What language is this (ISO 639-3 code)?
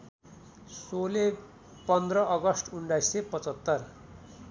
nep